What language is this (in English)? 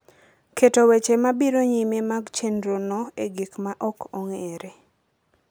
Luo (Kenya and Tanzania)